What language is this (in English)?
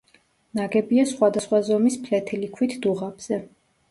Georgian